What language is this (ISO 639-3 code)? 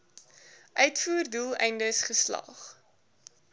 afr